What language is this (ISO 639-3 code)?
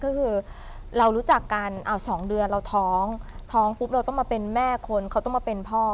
tha